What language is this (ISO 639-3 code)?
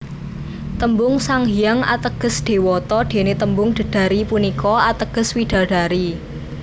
jav